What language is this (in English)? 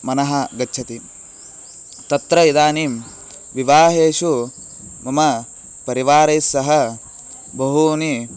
Sanskrit